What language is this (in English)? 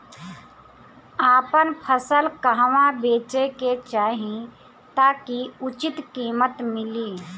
Bhojpuri